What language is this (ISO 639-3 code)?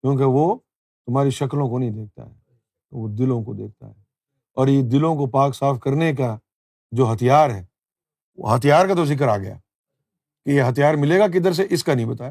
urd